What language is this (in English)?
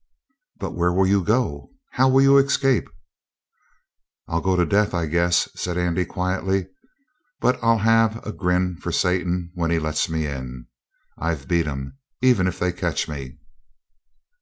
English